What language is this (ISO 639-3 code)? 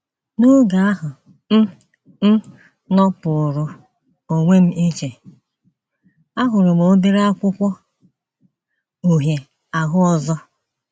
ibo